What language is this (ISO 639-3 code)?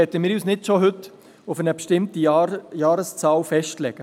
gsw